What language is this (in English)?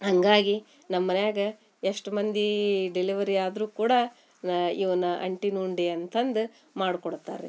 Kannada